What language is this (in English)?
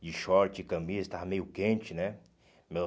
Portuguese